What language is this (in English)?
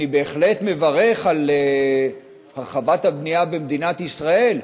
Hebrew